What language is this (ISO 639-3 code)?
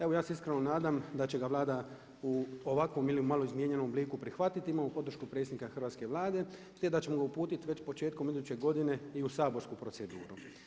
hrv